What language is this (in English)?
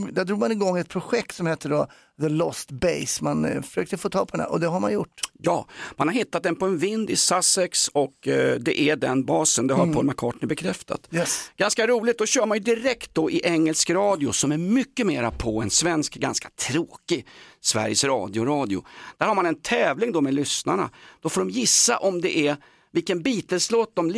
Swedish